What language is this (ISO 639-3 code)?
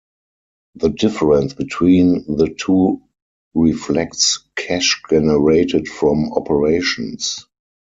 eng